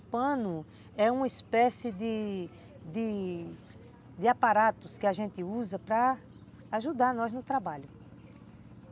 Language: Portuguese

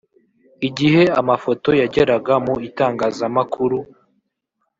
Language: Kinyarwanda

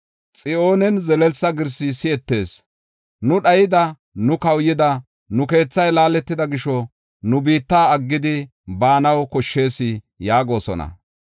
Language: Gofa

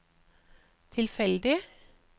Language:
Norwegian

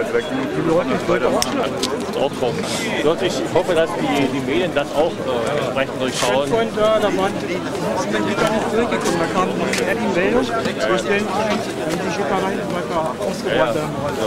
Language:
German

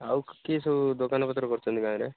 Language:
Odia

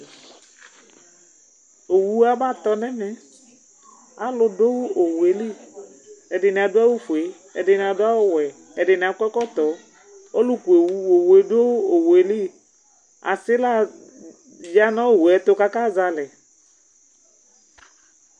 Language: Ikposo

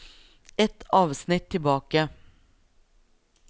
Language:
Norwegian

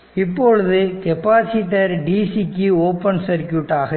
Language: Tamil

